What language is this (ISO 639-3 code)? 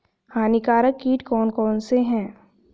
hin